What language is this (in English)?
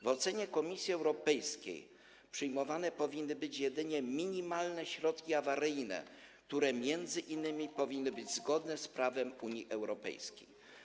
Polish